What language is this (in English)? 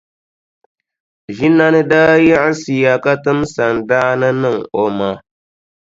Dagbani